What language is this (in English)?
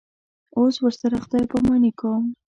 Pashto